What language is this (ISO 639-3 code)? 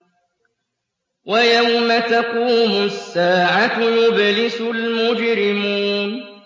ara